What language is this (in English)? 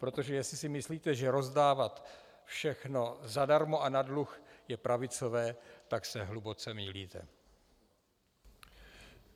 Czech